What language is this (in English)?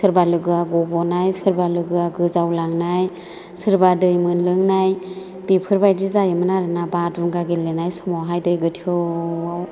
Bodo